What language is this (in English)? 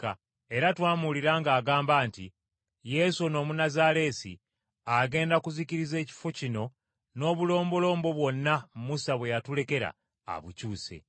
Ganda